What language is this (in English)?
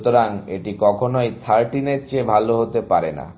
Bangla